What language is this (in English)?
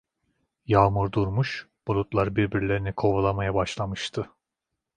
Turkish